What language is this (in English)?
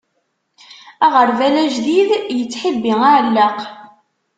Kabyle